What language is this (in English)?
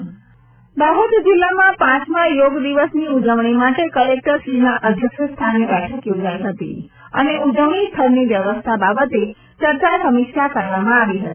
Gujarati